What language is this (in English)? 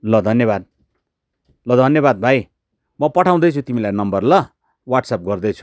Nepali